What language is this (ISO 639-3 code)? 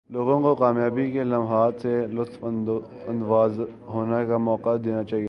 urd